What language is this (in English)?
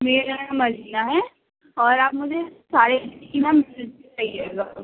Urdu